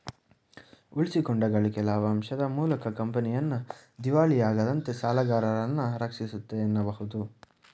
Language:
Kannada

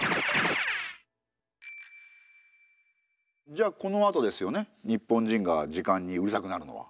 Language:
Japanese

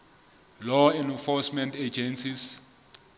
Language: Southern Sotho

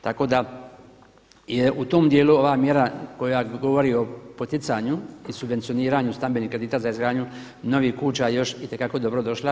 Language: Croatian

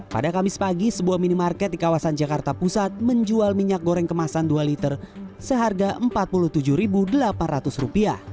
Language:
Indonesian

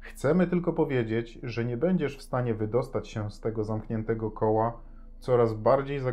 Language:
Polish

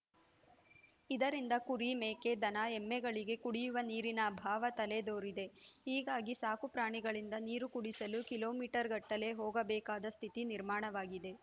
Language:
Kannada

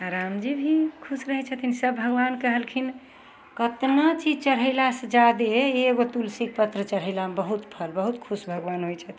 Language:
Maithili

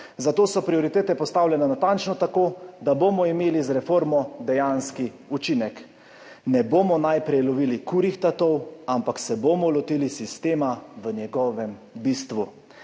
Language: Slovenian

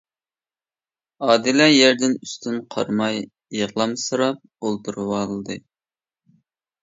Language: Uyghur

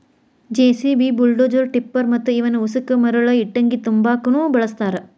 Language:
Kannada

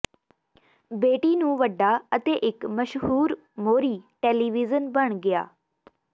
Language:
Punjabi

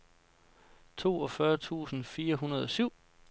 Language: Danish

